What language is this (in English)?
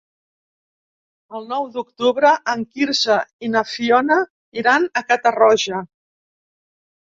Catalan